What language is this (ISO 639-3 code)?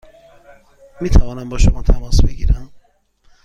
fas